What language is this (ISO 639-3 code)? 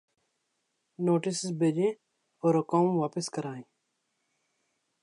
urd